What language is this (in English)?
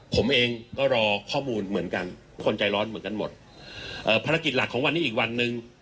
Thai